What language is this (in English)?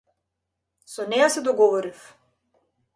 Macedonian